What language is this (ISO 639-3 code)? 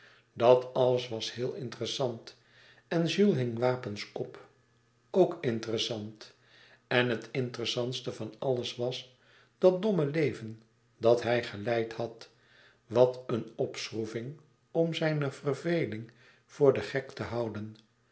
nld